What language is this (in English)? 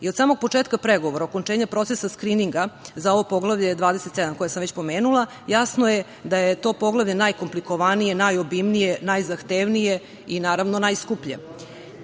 Serbian